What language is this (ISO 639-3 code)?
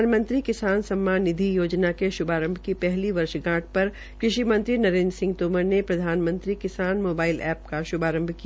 hin